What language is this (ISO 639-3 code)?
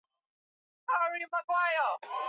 swa